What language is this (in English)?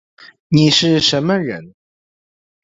Chinese